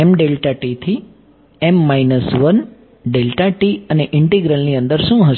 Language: Gujarati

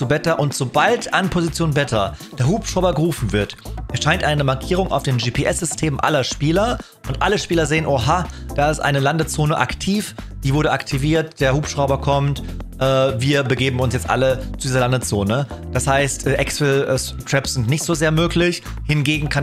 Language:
German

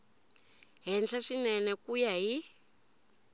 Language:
Tsonga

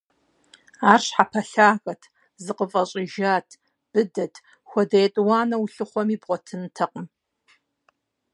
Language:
Kabardian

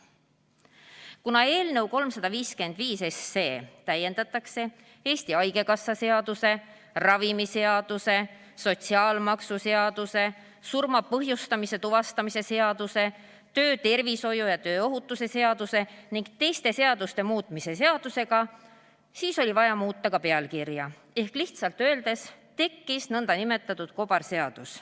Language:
Estonian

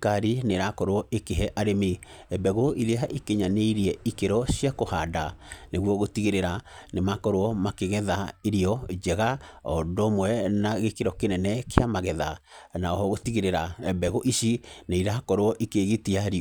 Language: Kikuyu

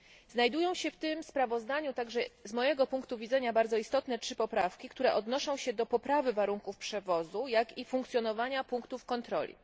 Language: Polish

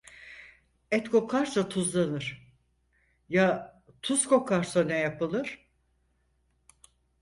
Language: Turkish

